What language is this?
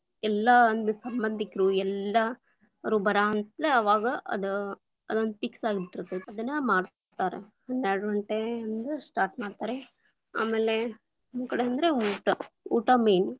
Kannada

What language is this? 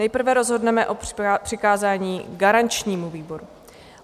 Czech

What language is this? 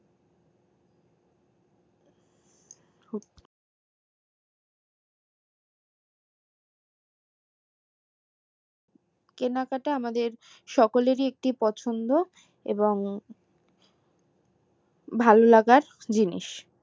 Bangla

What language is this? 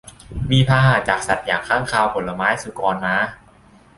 Thai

